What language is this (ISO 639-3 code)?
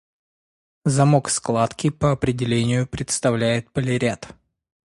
rus